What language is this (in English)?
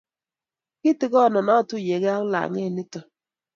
Kalenjin